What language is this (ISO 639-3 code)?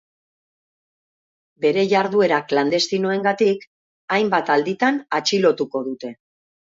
eus